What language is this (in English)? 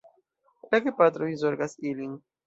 Esperanto